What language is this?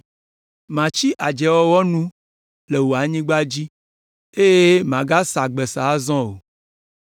Ewe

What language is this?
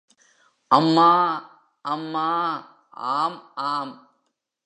Tamil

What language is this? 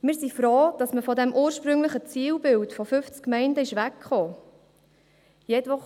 Swiss German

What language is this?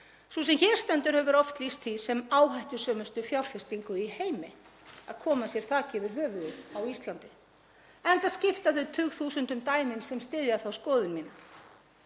Icelandic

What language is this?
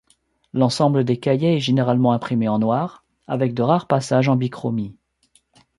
French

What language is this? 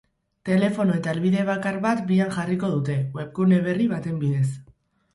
Basque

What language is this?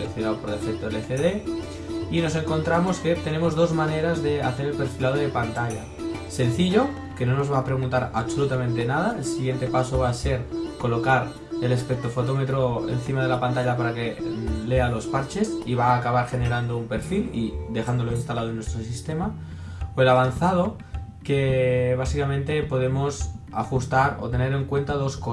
Spanish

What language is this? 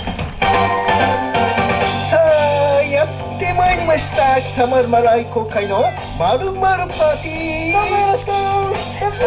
Japanese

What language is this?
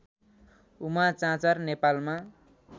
Nepali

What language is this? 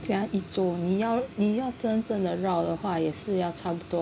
English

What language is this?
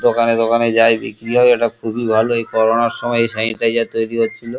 Bangla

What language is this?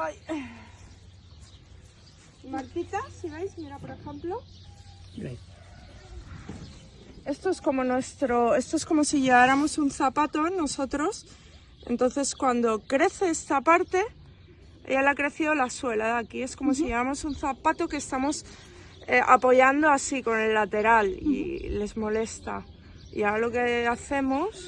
Spanish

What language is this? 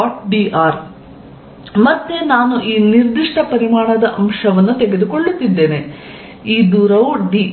Kannada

